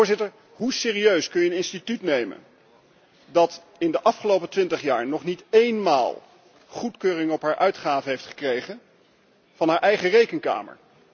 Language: Dutch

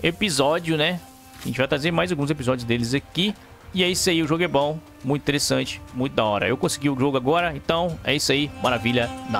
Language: Portuguese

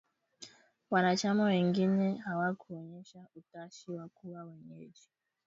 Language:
Swahili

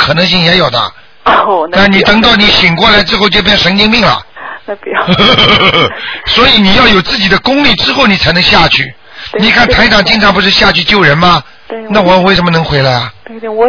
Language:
Chinese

